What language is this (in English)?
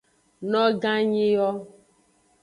Aja (Benin)